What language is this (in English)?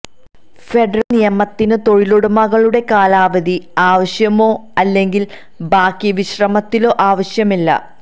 Malayalam